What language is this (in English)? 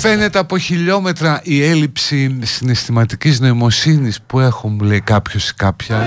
Greek